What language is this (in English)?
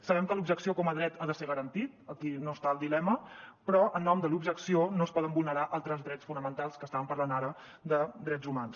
Catalan